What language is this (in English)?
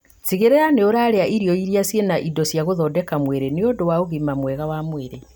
Kikuyu